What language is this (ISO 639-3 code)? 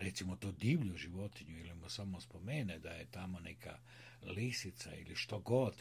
hrv